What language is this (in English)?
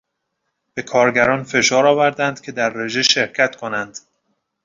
Persian